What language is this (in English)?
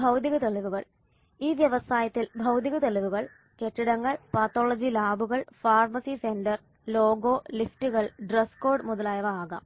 Malayalam